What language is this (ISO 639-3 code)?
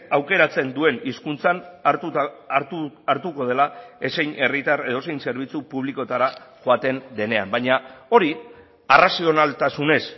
eus